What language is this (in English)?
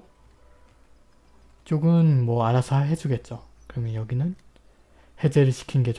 Korean